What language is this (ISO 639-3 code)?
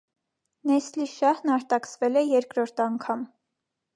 hye